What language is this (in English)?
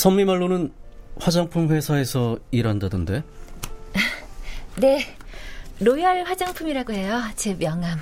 Korean